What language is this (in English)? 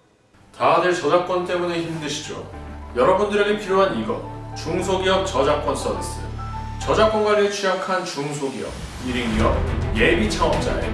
Korean